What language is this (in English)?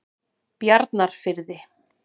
Icelandic